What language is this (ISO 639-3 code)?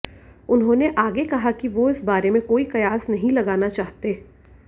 hin